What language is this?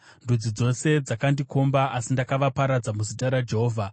Shona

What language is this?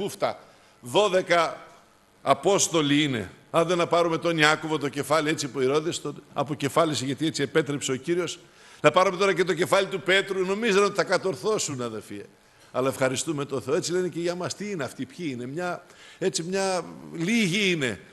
Greek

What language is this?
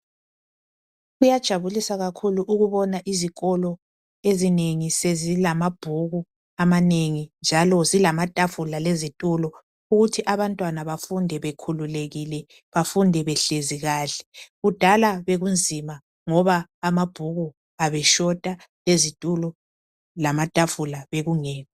North Ndebele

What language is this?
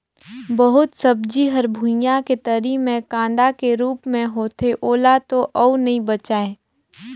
Chhattisgarhi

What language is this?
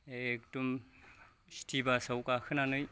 Bodo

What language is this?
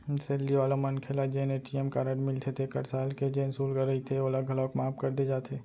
Chhattisgarhi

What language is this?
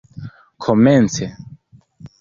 Esperanto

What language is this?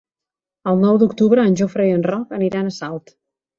Catalan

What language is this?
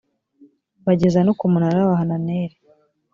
Kinyarwanda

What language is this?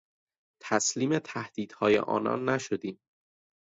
Persian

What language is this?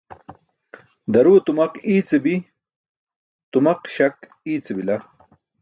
Burushaski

